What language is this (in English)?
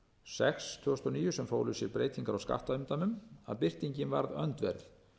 Icelandic